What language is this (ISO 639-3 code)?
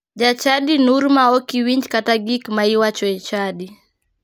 luo